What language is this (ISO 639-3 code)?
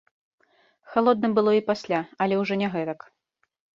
bel